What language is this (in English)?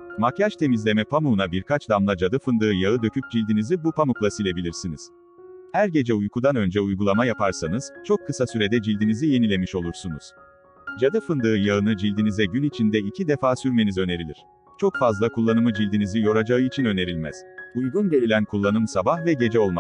Turkish